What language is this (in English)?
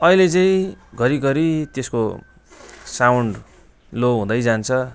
Nepali